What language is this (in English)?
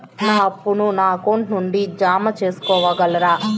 Telugu